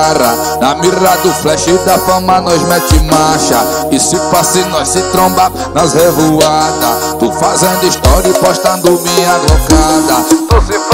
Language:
Portuguese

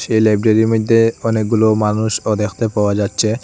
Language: Bangla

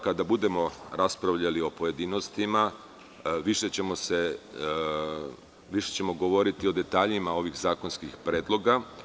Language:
Serbian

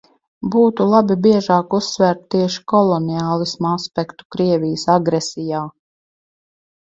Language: Latvian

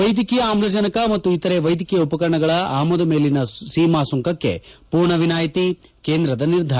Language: Kannada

